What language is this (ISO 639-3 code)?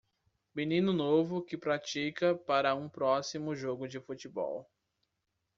por